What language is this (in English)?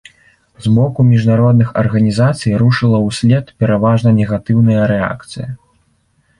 Belarusian